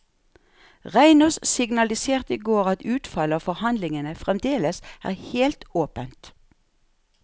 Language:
Norwegian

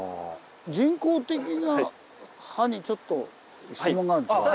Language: Japanese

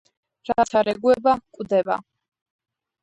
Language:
Georgian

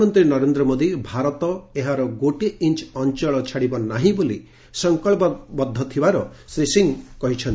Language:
Odia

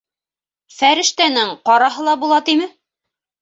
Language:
Bashkir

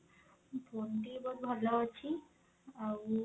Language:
Odia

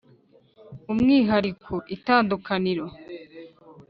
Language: Kinyarwanda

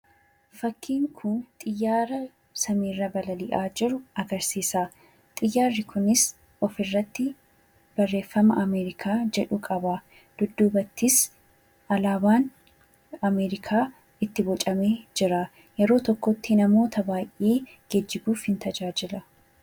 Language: Oromo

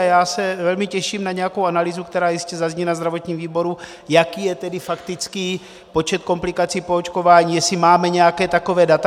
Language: Czech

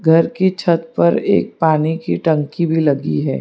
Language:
Hindi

